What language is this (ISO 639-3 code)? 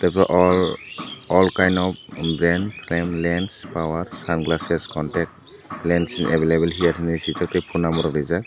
trp